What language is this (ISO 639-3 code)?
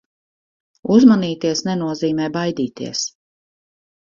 lav